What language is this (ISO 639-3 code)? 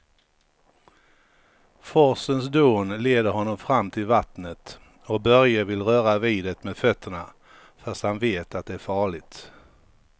swe